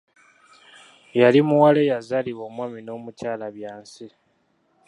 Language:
Ganda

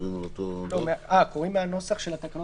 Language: Hebrew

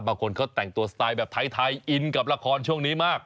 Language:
Thai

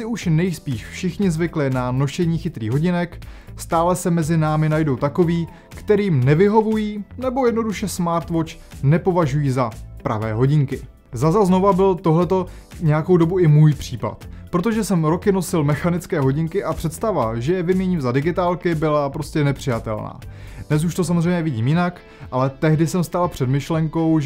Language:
Czech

